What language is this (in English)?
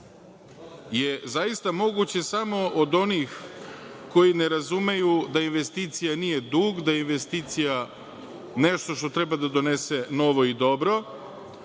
Serbian